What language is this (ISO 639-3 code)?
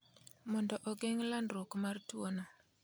luo